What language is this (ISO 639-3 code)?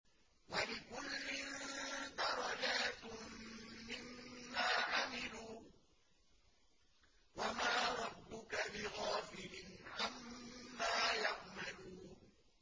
ara